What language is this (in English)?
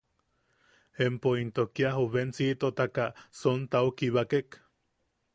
Yaqui